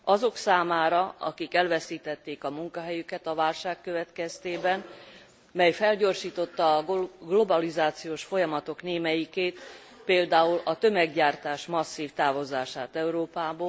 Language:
Hungarian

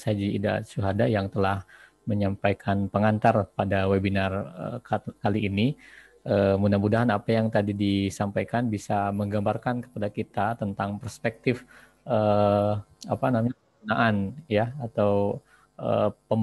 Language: Indonesian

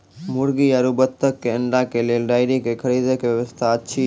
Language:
Maithili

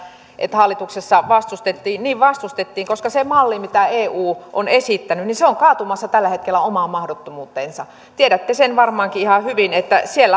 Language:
Finnish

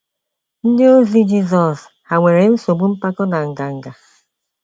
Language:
Igbo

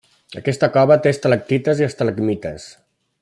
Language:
Catalan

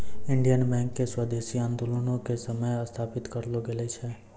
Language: Maithili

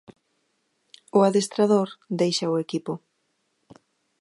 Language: Galician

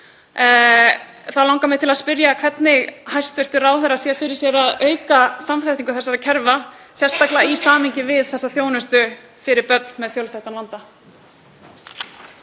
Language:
Icelandic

